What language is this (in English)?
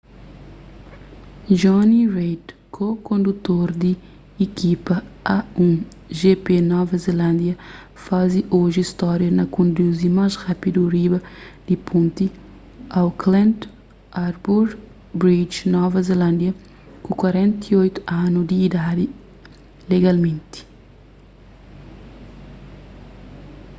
Kabuverdianu